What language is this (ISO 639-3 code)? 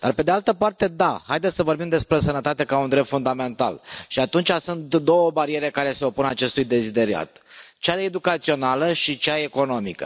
ron